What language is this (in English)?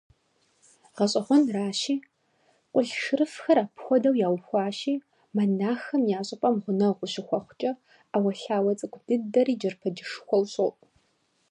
Kabardian